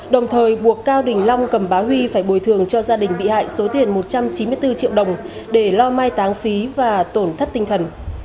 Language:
Vietnamese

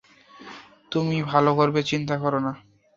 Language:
Bangla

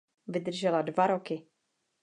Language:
Czech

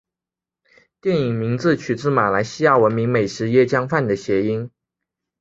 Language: Chinese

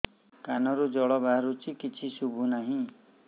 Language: Odia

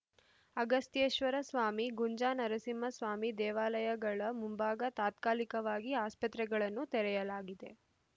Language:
Kannada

